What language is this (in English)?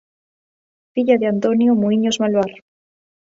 Galician